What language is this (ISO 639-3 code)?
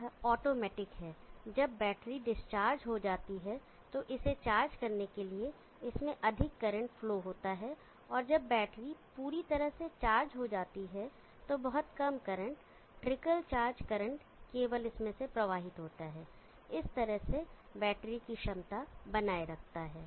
hin